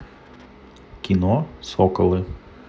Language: Russian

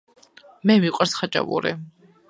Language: Georgian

